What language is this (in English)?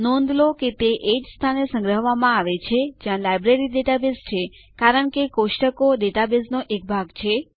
Gujarati